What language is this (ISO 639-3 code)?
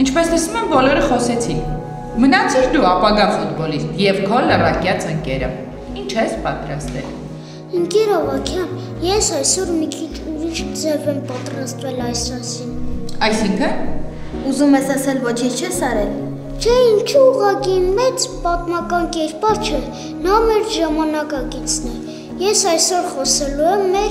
tur